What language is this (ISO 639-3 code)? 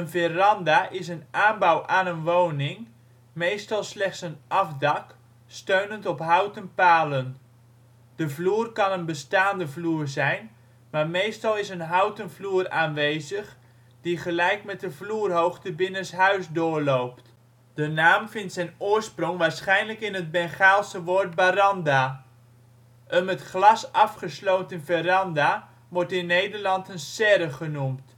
nld